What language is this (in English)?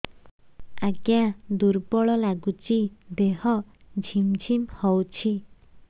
Odia